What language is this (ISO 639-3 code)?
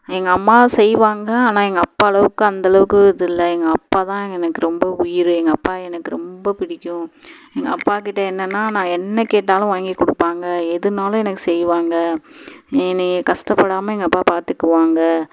tam